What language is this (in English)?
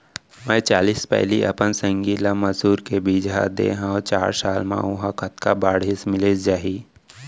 Chhattisgarhi